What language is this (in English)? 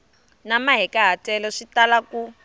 Tsonga